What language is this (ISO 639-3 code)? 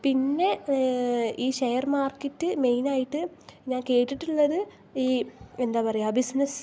mal